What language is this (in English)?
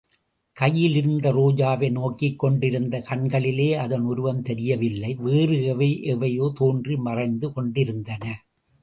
Tamil